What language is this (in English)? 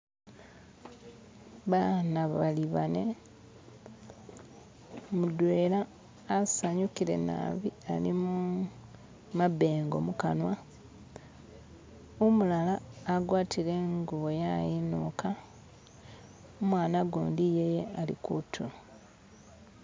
Masaaba